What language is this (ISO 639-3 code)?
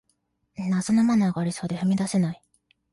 jpn